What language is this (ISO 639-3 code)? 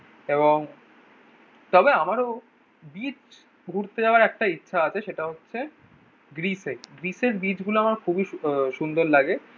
ben